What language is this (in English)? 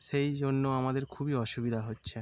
Bangla